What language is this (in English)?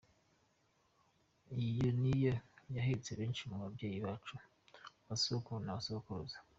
Kinyarwanda